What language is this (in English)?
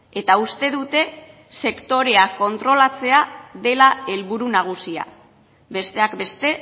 Basque